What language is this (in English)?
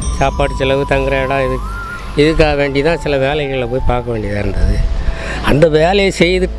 Tamil